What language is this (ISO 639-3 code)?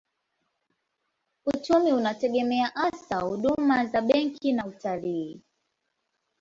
swa